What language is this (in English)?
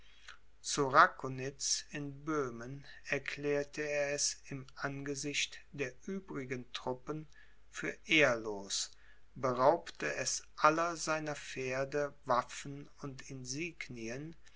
German